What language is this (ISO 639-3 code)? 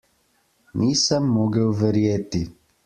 slv